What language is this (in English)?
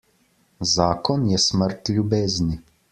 Slovenian